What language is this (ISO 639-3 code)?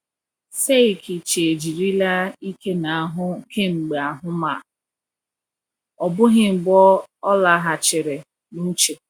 ibo